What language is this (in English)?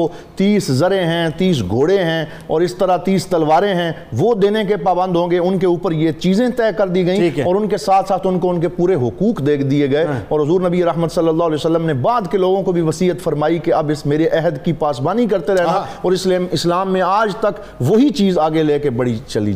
Urdu